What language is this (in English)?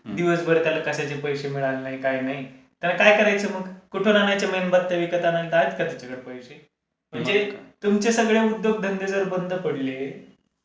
Marathi